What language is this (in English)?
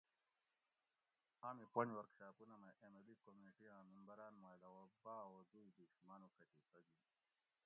Gawri